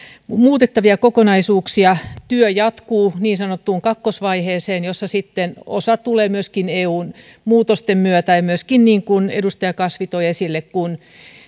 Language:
Finnish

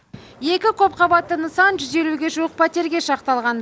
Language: Kazakh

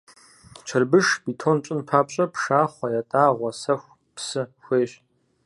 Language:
Kabardian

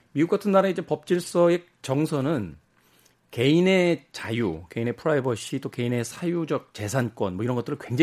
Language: Korean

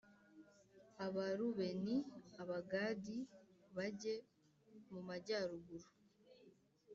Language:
Kinyarwanda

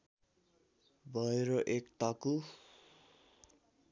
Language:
Nepali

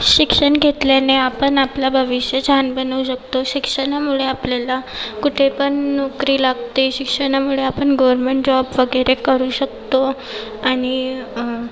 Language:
Marathi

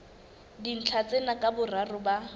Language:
Southern Sotho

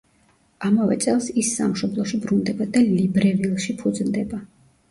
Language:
Georgian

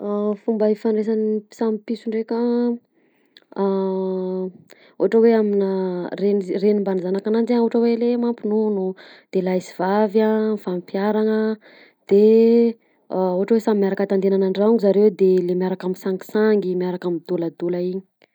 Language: Southern Betsimisaraka Malagasy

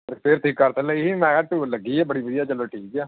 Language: Punjabi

